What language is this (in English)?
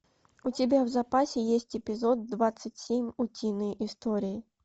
Russian